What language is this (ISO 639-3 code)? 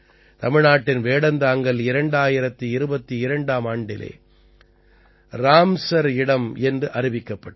tam